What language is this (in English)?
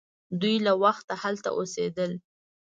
Pashto